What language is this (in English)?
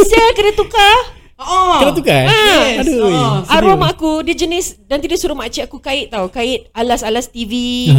Malay